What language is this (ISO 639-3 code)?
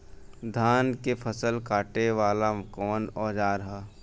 bho